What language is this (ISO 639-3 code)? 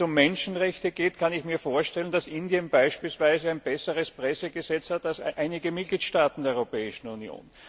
deu